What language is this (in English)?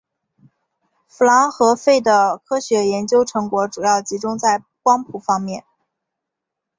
Chinese